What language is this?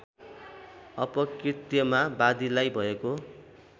Nepali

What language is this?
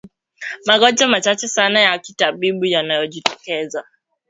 Swahili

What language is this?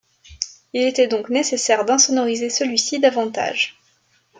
French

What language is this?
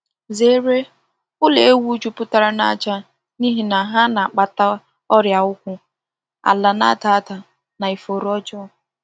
Igbo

